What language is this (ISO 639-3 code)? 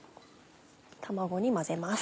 jpn